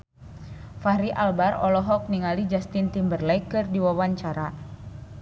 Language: Sundanese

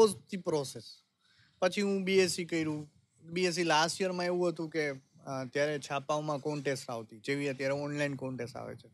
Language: Gujarati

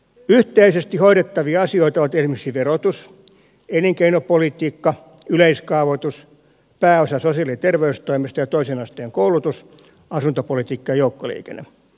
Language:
Finnish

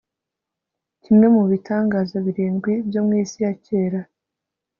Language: Kinyarwanda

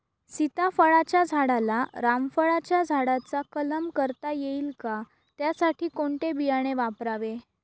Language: Marathi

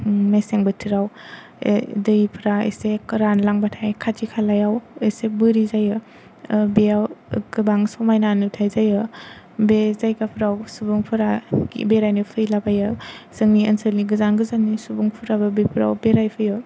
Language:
Bodo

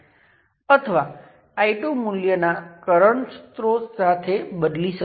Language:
Gujarati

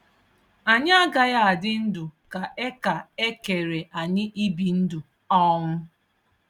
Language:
Igbo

